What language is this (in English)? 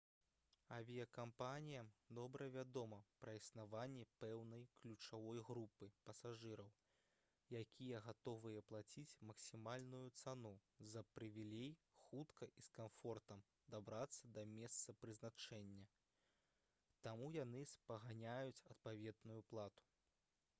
Belarusian